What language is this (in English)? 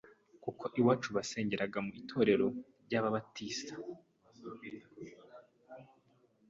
Kinyarwanda